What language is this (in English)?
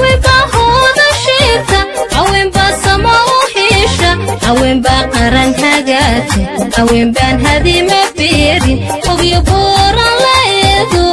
Arabic